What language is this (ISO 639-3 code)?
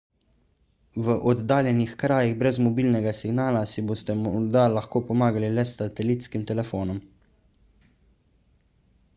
slv